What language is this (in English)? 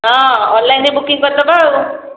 Odia